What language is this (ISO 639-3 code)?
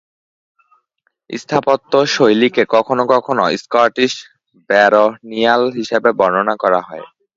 ben